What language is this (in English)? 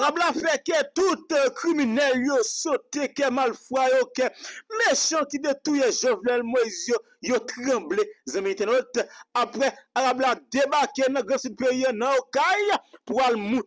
French